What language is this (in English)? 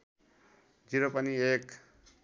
Nepali